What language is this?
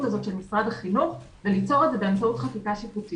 Hebrew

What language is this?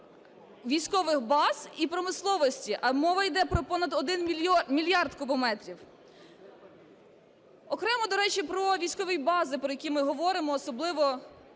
Ukrainian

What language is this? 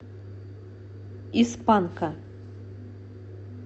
Russian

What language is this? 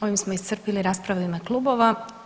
Croatian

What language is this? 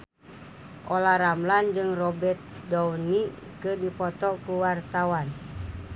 Sundanese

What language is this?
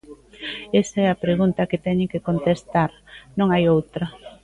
Galician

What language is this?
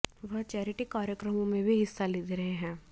Hindi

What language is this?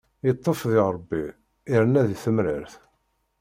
Kabyle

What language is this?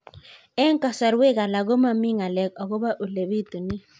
Kalenjin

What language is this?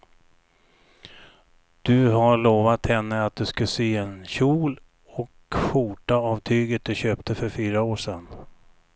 Swedish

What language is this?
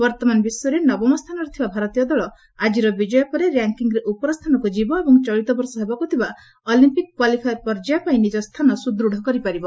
Odia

